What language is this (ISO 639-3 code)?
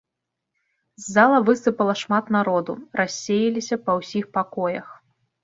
bel